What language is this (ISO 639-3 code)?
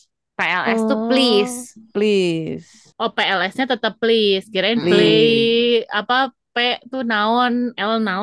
ind